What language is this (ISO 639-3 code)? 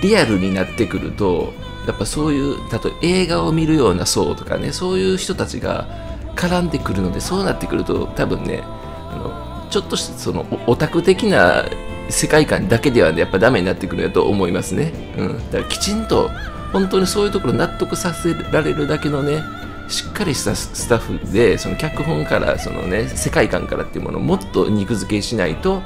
jpn